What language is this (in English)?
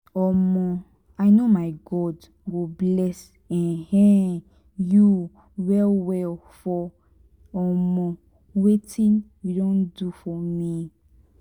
Nigerian Pidgin